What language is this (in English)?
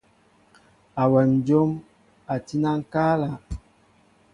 Mbo (Cameroon)